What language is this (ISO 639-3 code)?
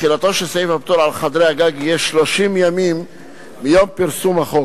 heb